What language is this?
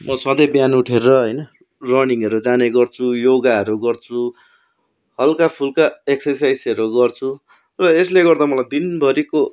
Nepali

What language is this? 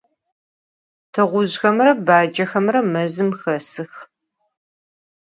Adyghe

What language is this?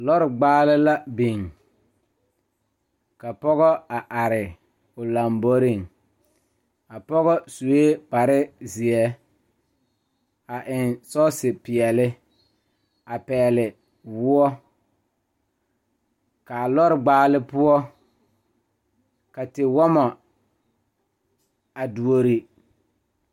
Southern Dagaare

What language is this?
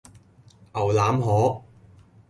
Cantonese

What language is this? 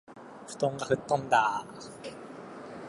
Japanese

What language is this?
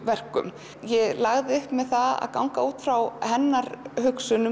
Icelandic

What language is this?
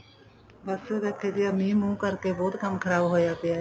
Punjabi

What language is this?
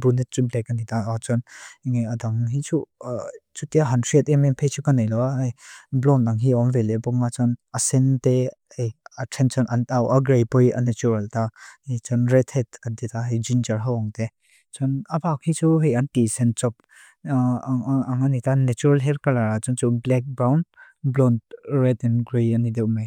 Mizo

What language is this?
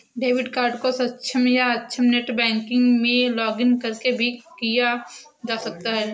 Hindi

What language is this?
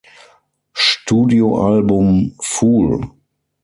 German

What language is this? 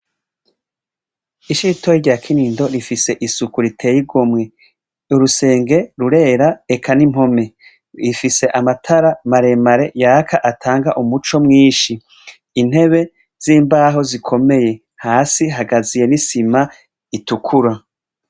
Rundi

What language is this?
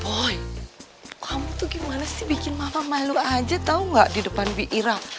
Indonesian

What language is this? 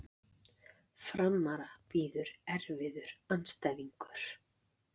Icelandic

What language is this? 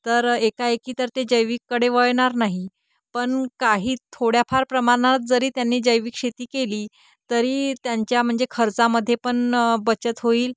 Marathi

